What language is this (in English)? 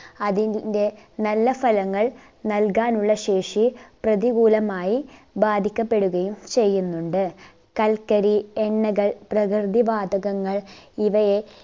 Malayalam